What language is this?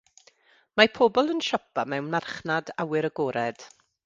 Welsh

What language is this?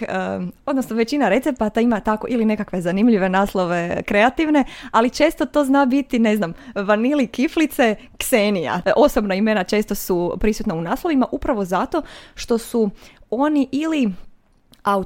Croatian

